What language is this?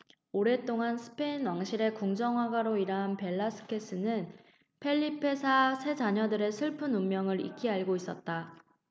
Korean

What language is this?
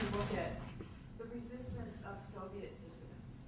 English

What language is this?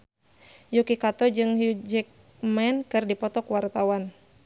Sundanese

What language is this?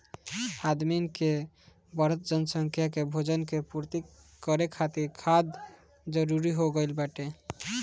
Bhojpuri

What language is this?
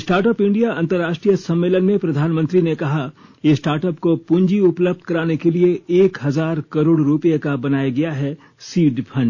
Hindi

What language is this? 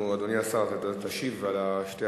Hebrew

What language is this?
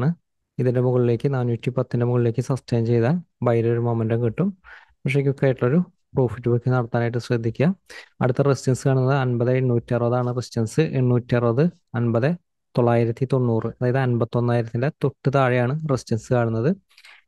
Malayalam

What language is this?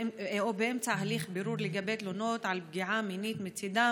Hebrew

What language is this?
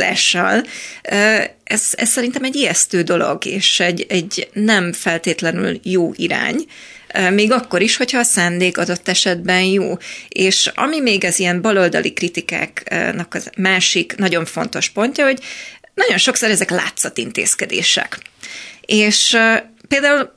Hungarian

